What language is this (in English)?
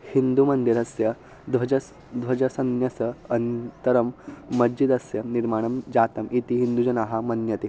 Sanskrit